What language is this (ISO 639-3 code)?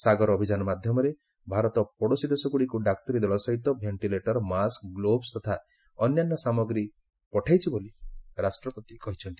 ori